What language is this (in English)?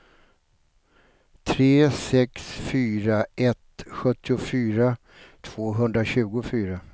Swedish